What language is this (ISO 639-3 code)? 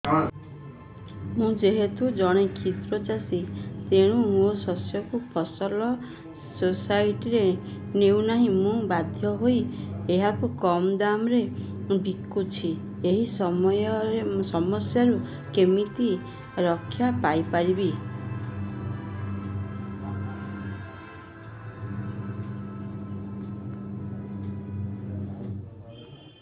ori